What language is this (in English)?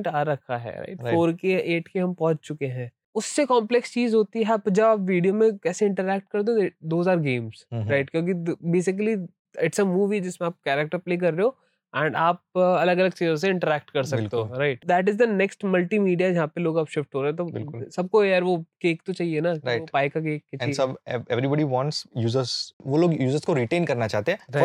Hindi